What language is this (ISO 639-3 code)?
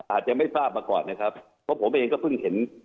tha